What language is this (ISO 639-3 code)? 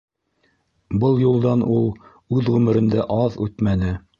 bak